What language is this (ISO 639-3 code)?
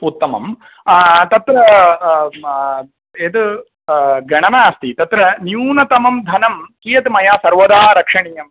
san